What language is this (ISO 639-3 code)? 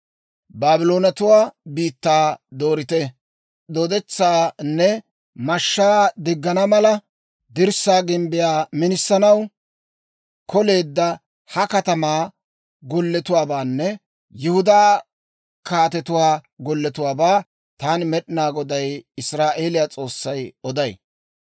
dwr